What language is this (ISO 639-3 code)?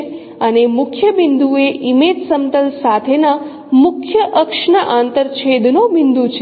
guj